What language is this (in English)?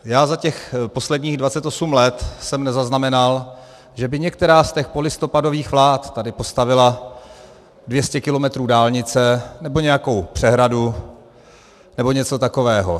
Czech